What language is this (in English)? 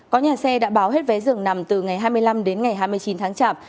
Vietnamese